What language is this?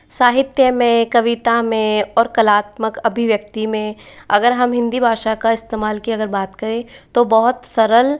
Hindi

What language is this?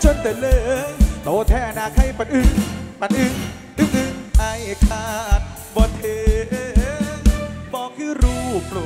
Thai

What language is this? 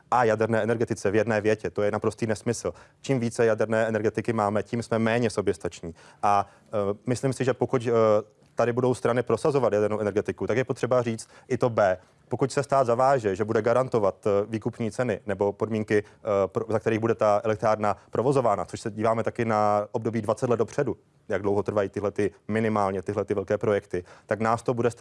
Czech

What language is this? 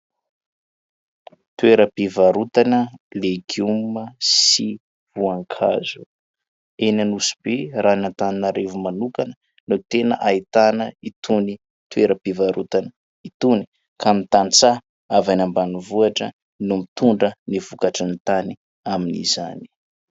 Malagasy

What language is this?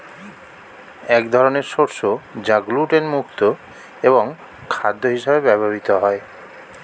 Bangla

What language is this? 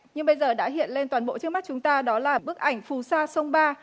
Vietnamese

